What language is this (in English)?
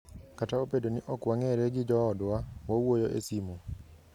Luo (Kenya and Tanzania)